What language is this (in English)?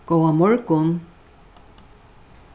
Faroese